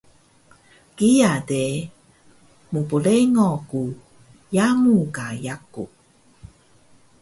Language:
Taroko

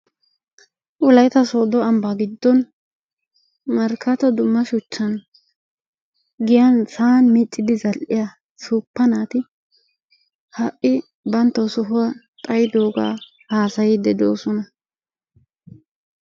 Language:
Wolaytta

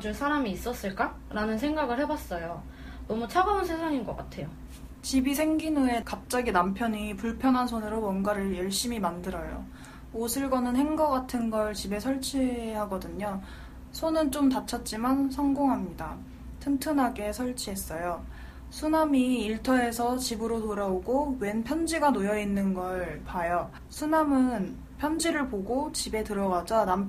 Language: Korean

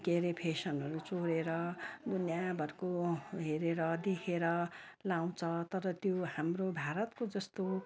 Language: Nepali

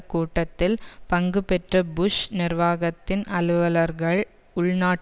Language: Tamil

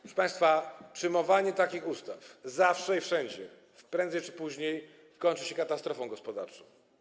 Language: Polish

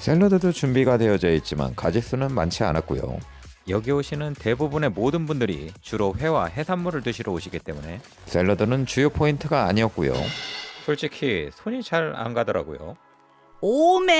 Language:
Korean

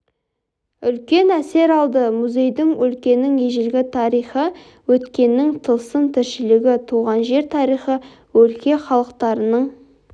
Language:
Kazakh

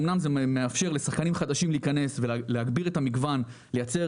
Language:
Hebrew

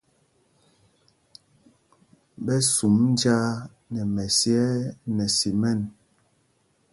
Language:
Mpumpong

